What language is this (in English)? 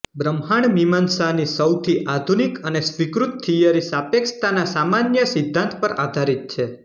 Gujarati